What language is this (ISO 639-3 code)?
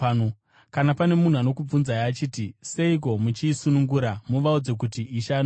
sna